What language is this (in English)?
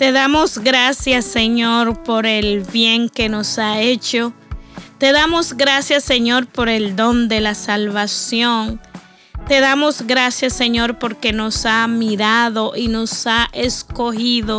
Spanish